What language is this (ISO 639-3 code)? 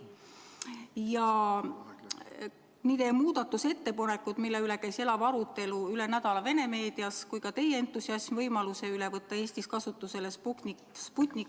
est